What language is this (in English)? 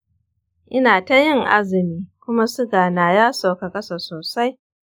Hausa